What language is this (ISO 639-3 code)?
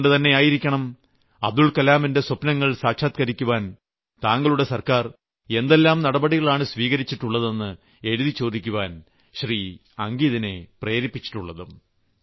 mal